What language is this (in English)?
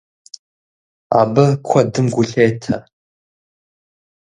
Kabardian